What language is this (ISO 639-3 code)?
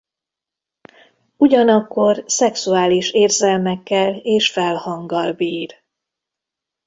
hun